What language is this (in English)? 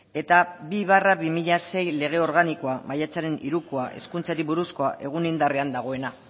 Basque